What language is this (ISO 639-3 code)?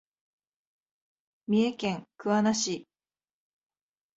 jpn